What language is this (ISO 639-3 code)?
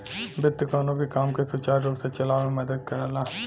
bho